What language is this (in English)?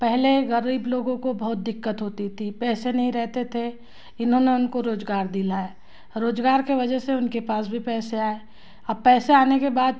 Hindi